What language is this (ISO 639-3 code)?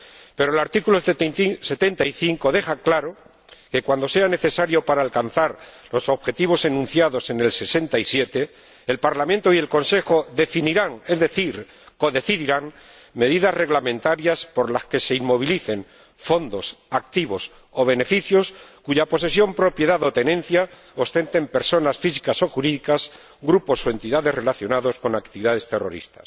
spa